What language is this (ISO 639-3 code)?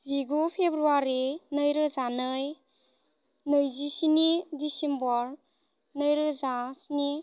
brx